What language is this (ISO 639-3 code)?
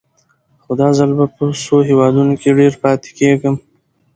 pus